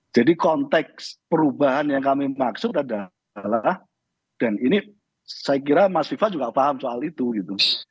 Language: Indonesian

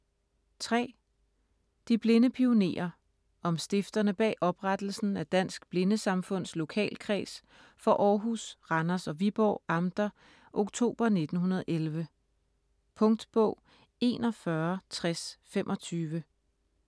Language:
Danish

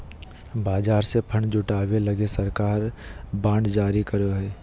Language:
Magahi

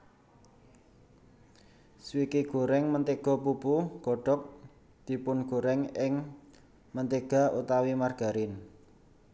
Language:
Javanese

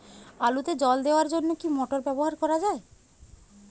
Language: Bangla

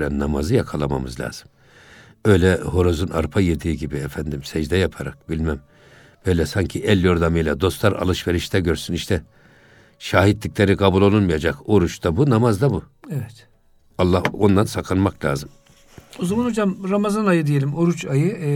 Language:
Turkish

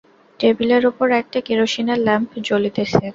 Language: Bangla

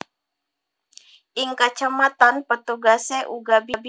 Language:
Javanese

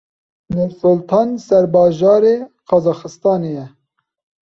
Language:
Kurdish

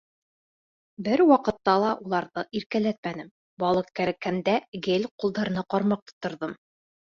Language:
Bashkir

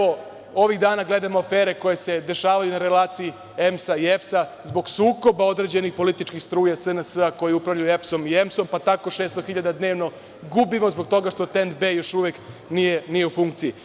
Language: Serbian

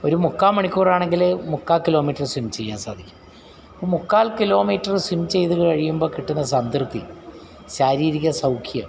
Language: Malayalam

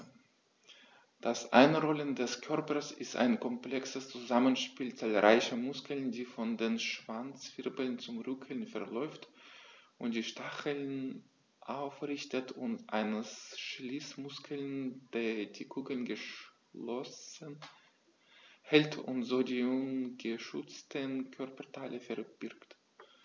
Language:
German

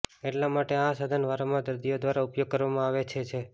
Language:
Gujarati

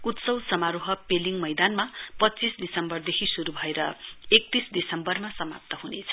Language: Nepali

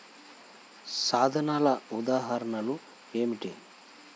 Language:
Telugu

